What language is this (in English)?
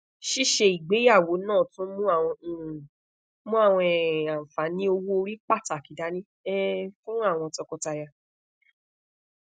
Yoruba